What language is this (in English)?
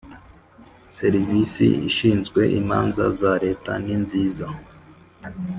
Kinyarwanda